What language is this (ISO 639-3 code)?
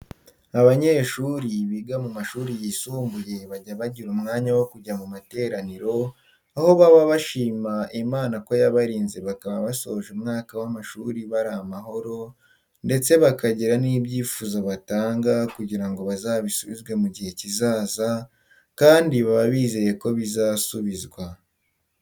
kin